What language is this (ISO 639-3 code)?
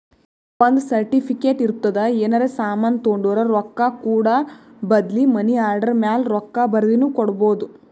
kan